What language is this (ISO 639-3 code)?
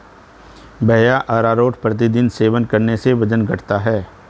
hin